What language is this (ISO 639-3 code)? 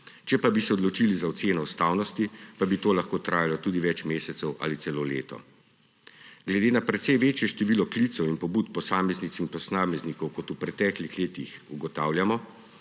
slv